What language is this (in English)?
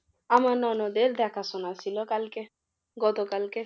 Bangla